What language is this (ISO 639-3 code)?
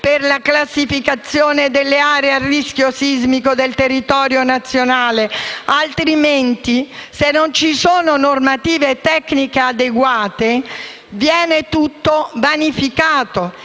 ita